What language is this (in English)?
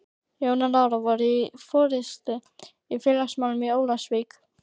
Icelandic